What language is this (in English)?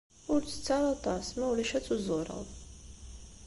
Kabyle